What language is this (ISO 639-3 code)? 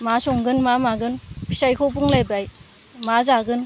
brx